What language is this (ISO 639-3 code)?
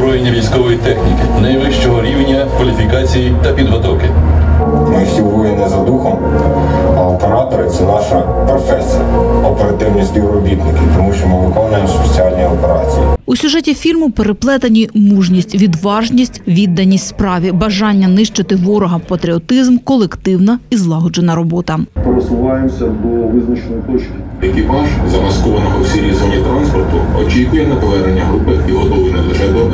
ukr